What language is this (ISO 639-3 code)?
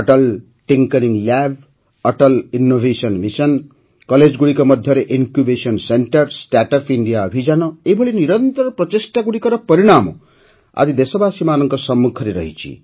ori